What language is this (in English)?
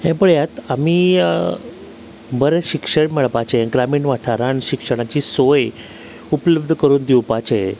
Konkani